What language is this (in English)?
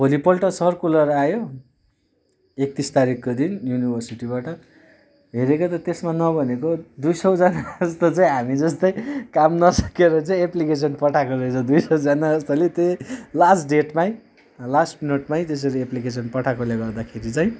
Nepali